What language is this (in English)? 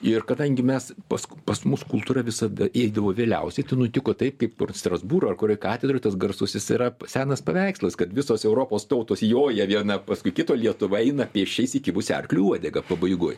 Lithuanian